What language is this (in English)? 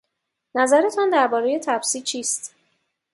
Persian